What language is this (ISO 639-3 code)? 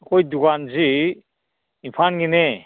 mni